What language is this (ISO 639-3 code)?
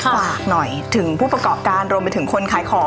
tha